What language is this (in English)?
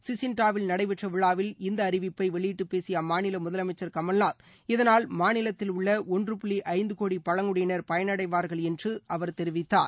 Tamil